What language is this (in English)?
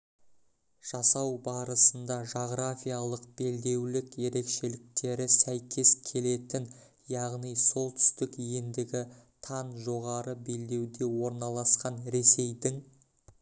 Kazakh